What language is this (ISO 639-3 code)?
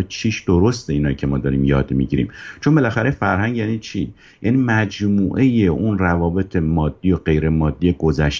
fas